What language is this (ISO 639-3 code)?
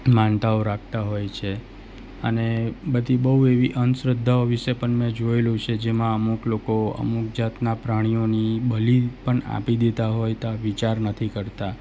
guj